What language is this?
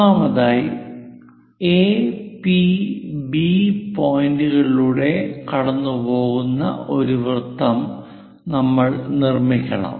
Malayalam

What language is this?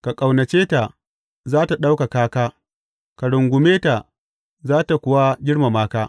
Hausa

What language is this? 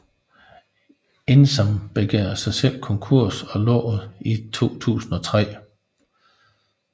Danish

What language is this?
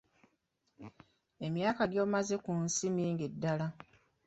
Ganda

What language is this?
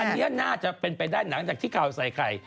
Thai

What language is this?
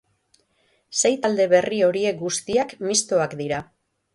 Basque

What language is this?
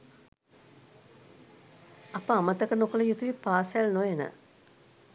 Sinhala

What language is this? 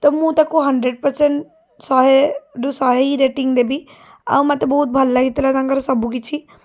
Odia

